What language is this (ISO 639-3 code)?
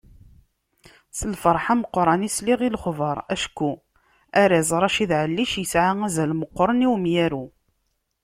kab